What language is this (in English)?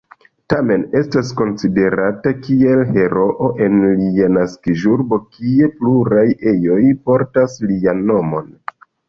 Esperanto